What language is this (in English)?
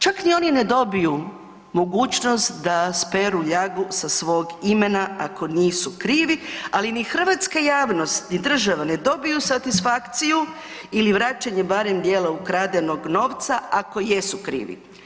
Croatian